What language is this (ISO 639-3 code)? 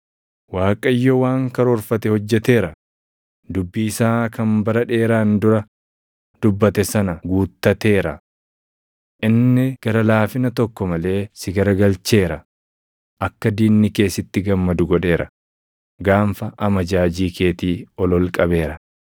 orm